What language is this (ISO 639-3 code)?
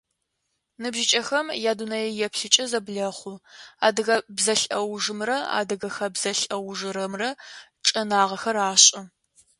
ady